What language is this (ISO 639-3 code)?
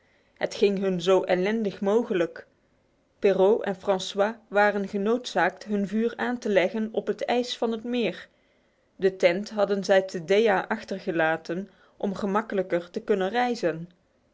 nld